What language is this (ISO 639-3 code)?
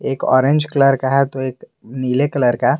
hin